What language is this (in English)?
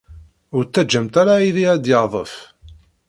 Kabyle